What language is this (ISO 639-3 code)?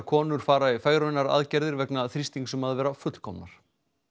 isl